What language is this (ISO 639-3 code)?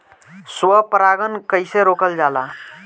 bho